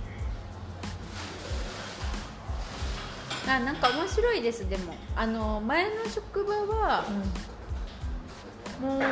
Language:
Japanese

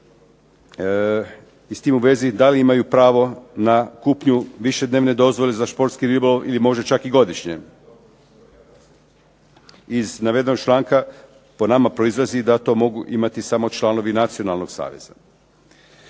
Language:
Croatian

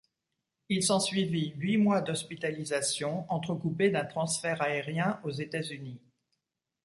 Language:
French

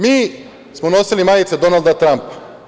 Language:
Serbian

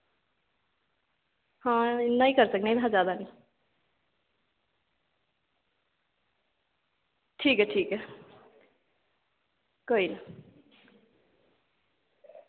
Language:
Dogri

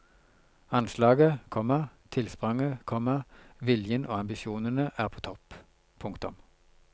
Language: Norwegian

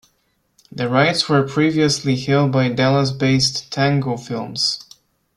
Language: English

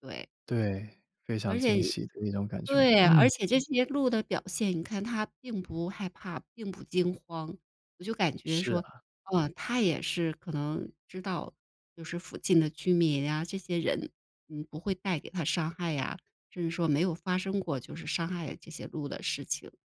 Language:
Chinese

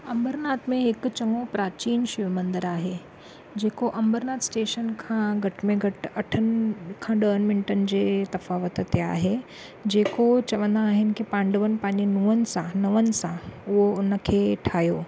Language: Sindhi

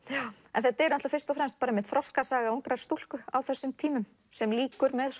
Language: Icelandic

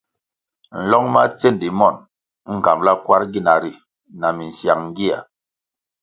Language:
Kwasio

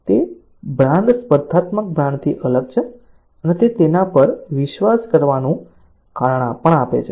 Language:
Gujarati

